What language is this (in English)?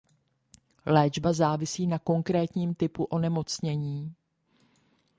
Czech